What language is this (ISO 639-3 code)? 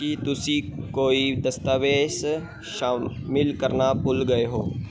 pan